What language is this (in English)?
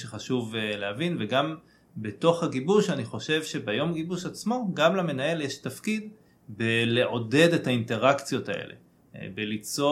Hebrew